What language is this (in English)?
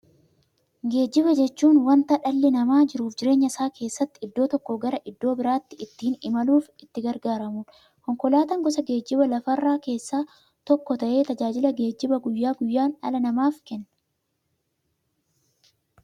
Oromo